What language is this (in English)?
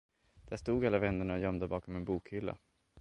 Swedish